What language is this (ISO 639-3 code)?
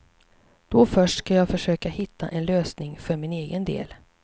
swe